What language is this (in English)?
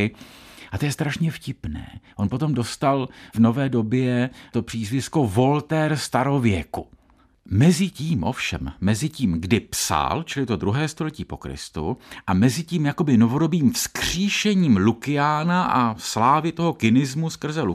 Czech